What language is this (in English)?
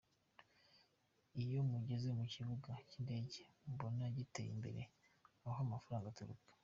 Kinyarwanda